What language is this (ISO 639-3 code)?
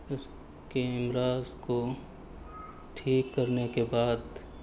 urd